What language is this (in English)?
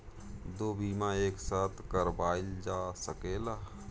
Bhojpuri